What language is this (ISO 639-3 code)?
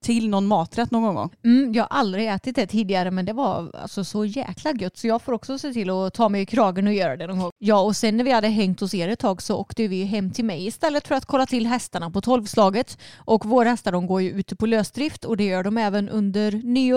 swe